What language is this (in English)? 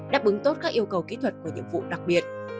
Vietnamese